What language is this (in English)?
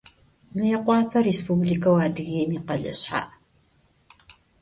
Adyghe